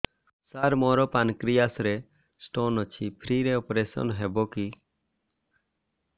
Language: Odia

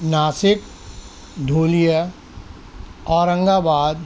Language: Urdu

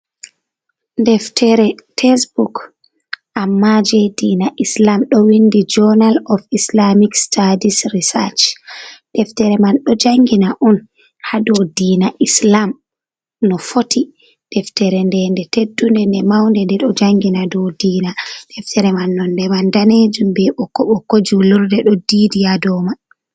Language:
Fula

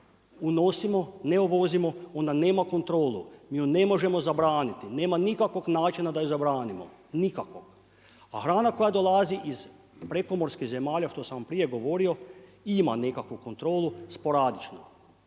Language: Croatian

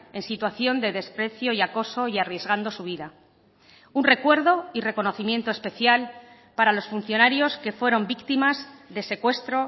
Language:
Spanish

